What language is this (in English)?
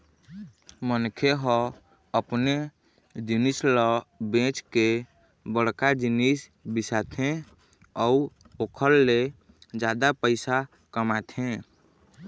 Chhattisgarhi